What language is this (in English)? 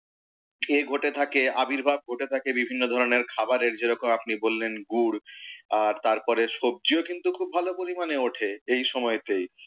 Bangla